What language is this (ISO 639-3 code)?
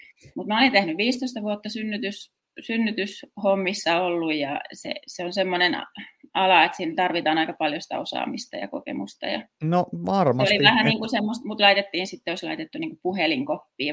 fin